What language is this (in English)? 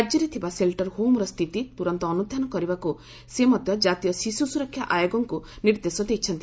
Odia